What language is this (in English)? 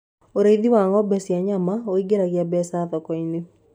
Kikuyu